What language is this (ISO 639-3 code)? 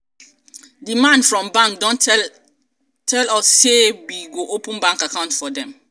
pcm